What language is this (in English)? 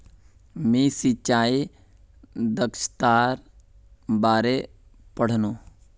Magahi